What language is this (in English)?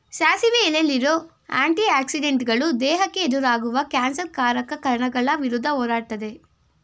Kannada